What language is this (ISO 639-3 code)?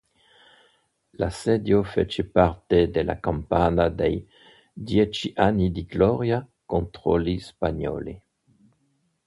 ita